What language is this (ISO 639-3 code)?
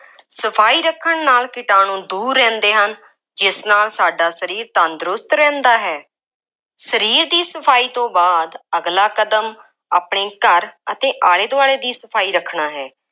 pan